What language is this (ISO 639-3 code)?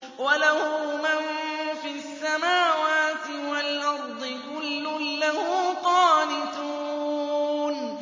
ara